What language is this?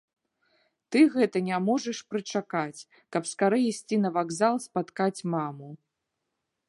Belarusian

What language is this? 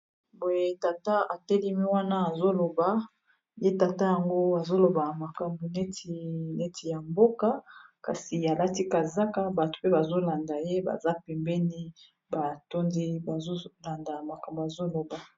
Lingala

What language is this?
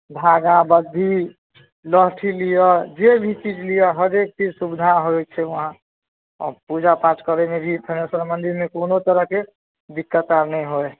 Maithili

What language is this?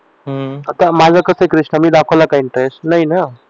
Marathi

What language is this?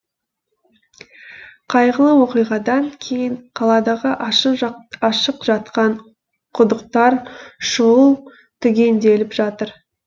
Kazakh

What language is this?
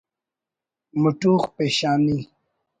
Brahui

